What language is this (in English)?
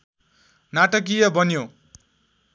Nepali